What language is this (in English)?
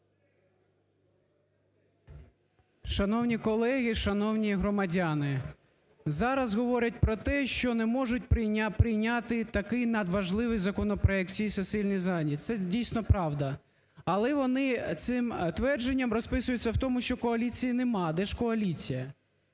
Ukrainian